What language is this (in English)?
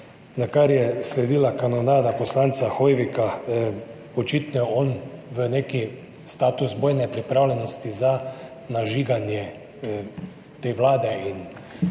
Slovenian